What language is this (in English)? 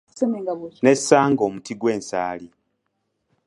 Ganda